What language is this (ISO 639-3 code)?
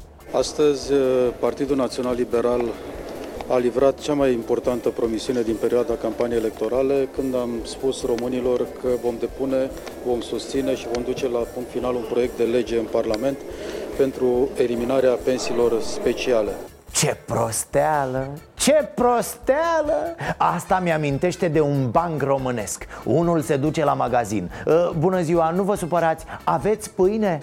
ron